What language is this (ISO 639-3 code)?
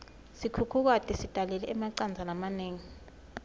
ssw